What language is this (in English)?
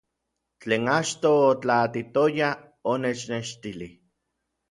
Orizaba Nahuatl